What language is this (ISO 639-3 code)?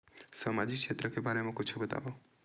hne